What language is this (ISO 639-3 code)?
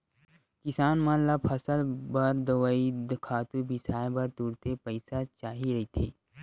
hne